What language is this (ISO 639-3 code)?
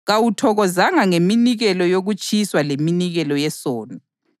nde